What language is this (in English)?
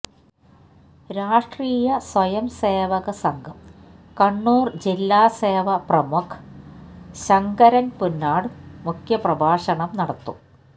Malayalam